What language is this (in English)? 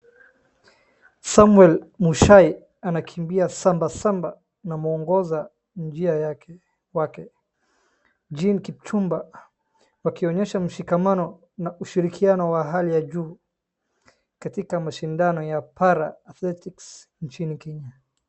Swahili